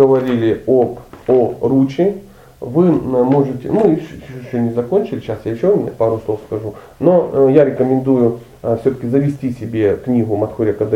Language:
Russian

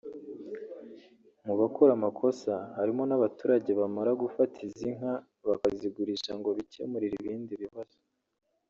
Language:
Kinyarwanda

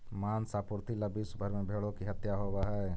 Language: Magahi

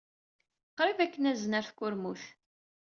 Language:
Kabyle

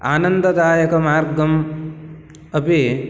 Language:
Sanskrit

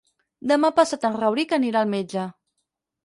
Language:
Catalan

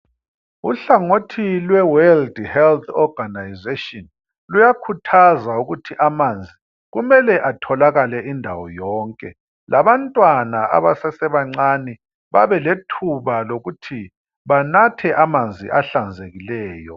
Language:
North Ndebele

